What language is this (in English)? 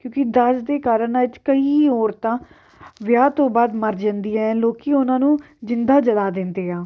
Punjabi